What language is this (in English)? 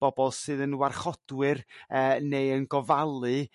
Welsh